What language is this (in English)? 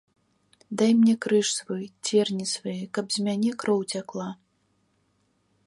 Belarusian